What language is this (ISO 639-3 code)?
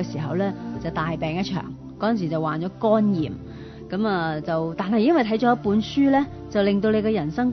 zho